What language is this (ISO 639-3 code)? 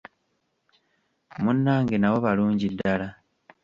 lug